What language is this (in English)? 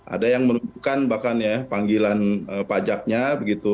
Indonesian